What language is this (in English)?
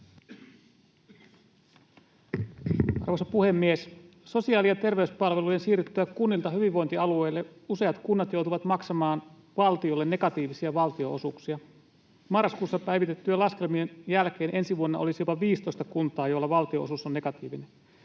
Finnish